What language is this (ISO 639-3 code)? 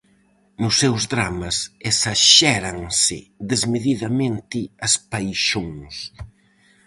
glg